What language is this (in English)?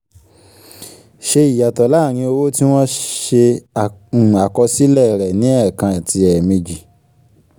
Yoruba